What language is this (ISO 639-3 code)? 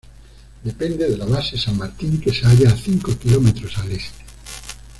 spa